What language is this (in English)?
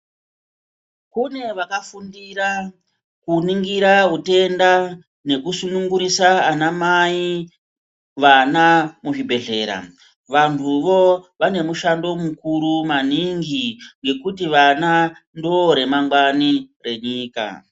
Ndau